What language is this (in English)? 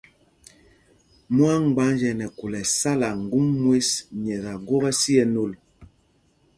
Mpumpong